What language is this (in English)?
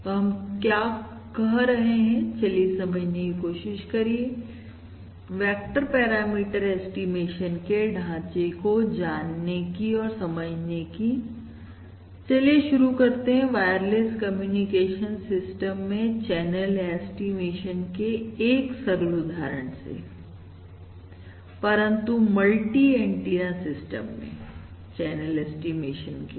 Hindi